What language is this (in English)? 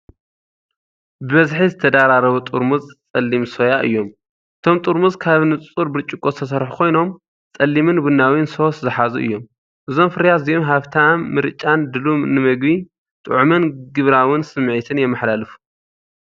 Tigrinya